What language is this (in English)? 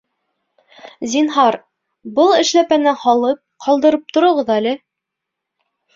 Bashkir